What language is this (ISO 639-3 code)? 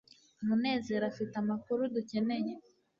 kin